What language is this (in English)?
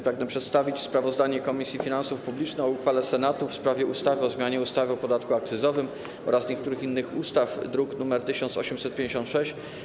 Polish